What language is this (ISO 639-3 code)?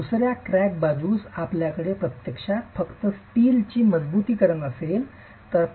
mar